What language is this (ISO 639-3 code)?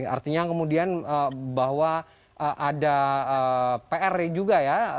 ind